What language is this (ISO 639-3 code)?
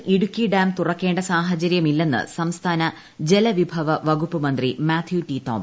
mal